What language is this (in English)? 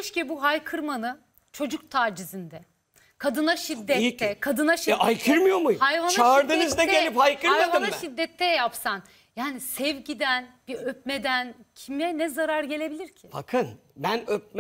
Turkish